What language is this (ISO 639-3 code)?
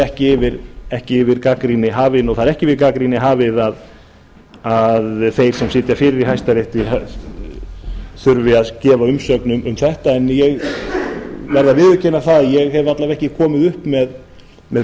isl